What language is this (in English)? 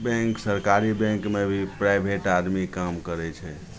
Maithili